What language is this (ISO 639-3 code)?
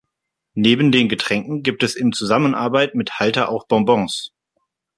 deu